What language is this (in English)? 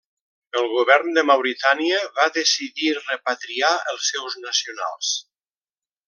Catalan